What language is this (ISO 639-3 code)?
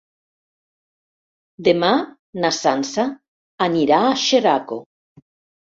cat